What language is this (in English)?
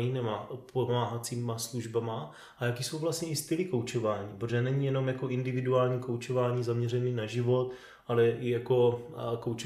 Czech